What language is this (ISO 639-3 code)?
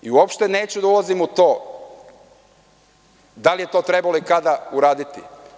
srp